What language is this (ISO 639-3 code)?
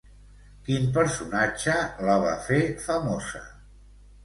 cat